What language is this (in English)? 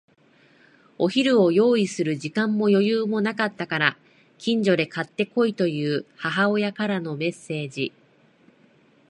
Japanese